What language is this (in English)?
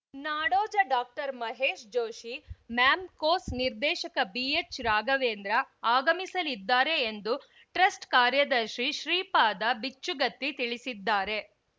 Kannada